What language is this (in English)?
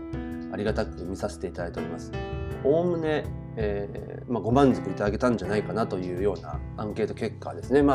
Japanese